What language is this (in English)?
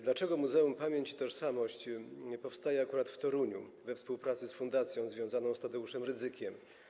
Polish